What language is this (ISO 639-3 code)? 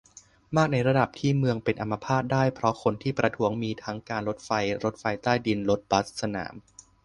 tha